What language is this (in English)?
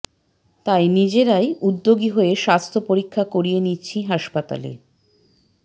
Bangla